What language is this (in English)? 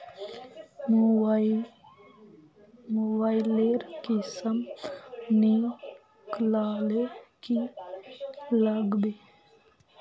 Magahi